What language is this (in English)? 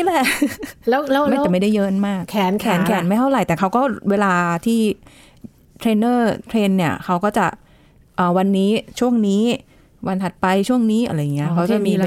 Thai